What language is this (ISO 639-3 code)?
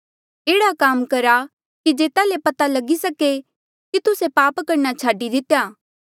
mjl